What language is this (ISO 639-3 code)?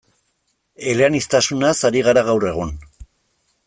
eus